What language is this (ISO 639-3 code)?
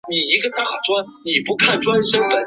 zho